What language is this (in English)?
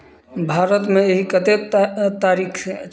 Maithili